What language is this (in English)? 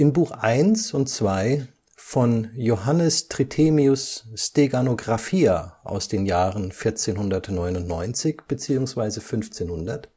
German